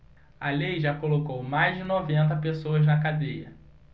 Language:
Portuguese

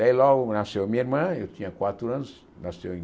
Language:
Portuguese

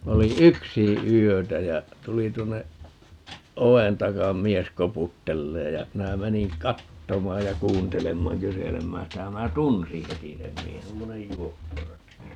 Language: Finnish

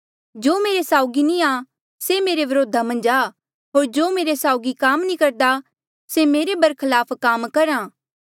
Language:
Mandeali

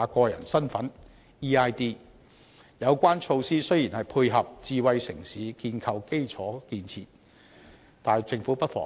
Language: Cantonese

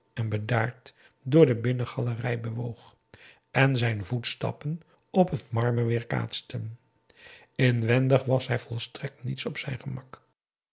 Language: Dutch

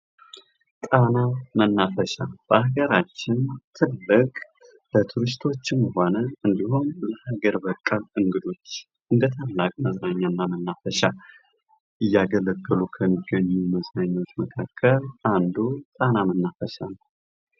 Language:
Amharic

